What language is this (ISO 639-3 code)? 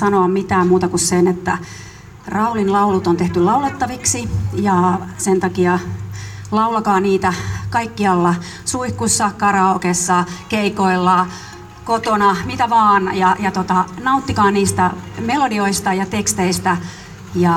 fin